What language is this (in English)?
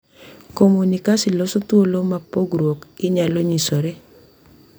Luo (Kenya and Tanzania)